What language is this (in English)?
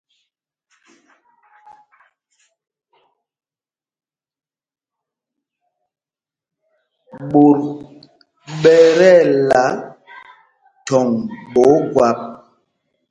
Mpumpong